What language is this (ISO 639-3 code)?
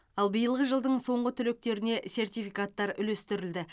kaz